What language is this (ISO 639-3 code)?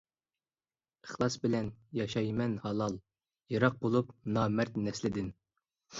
uig